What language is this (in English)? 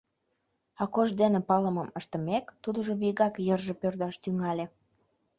Mari